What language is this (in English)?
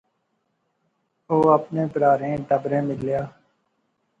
Pahari-Potwari